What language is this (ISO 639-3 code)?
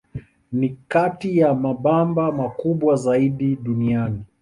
swa